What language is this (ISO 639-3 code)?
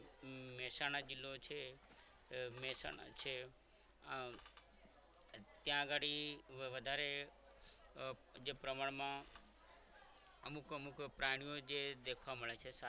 guj